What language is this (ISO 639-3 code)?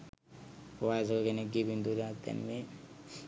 sin